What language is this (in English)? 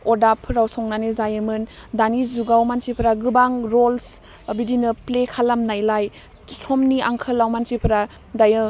Bodo